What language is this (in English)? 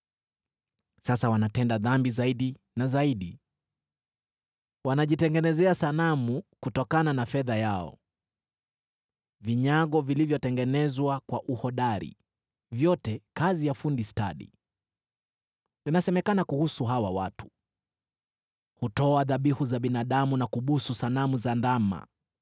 Swahili